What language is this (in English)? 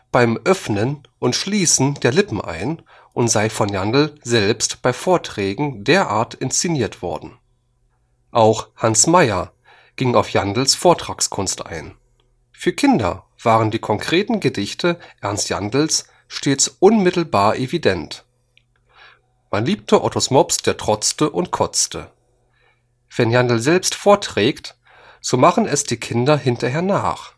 German